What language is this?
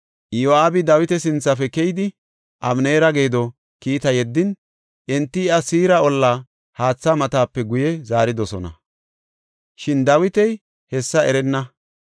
Gofa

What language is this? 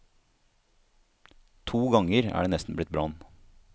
Norwegian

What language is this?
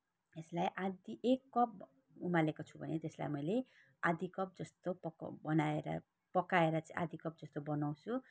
Nepali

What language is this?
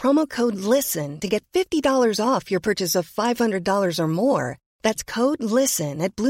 Swedish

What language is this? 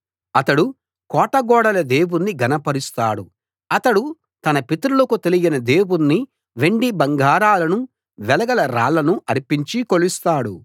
Telugu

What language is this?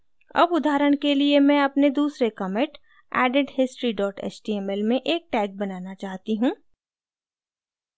Hindi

